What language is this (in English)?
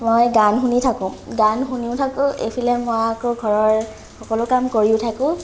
Assamese